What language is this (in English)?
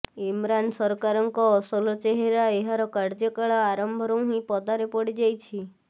Odia